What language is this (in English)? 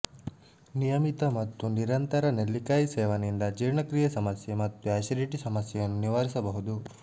Kannada